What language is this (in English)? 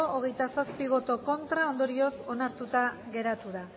Basque